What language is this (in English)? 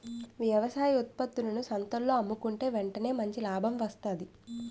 Telugu